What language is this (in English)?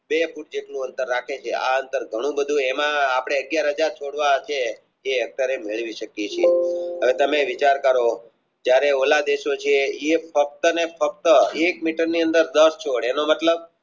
Gujarati